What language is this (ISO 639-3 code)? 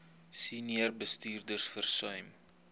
afr